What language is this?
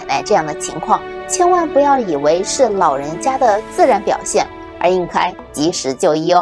Chinese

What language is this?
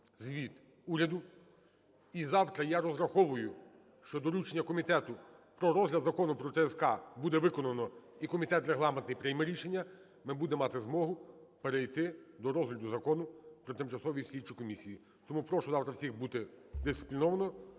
Ukrainian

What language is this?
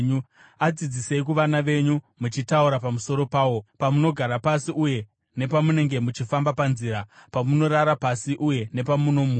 Shona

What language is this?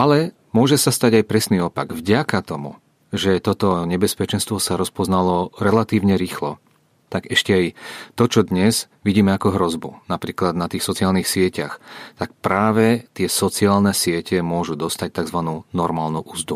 Czech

